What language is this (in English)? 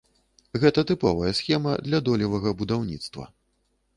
Belarusian